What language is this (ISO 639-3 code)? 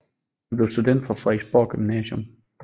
dan